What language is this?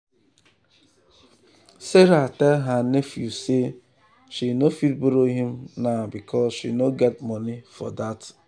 Nigerian Pidgin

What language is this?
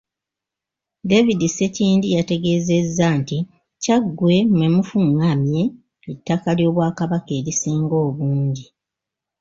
Ganda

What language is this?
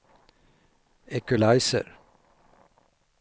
Swedish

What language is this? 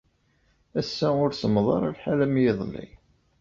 Kabyle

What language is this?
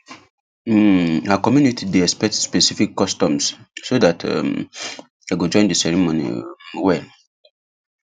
Nigerian Pidgin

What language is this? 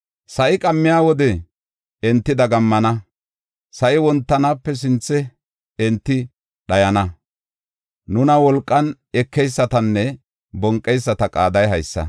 Gofa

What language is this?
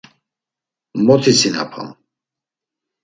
Laz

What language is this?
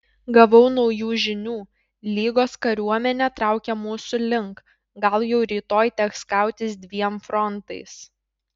Lithuanian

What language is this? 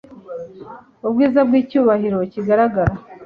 Kinyarwanda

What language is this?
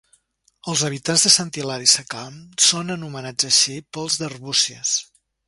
Catalan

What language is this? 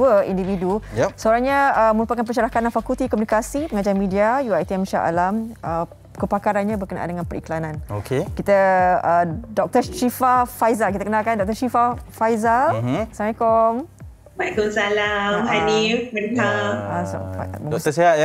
Malay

